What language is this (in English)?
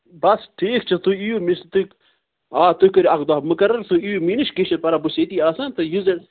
Kashmiri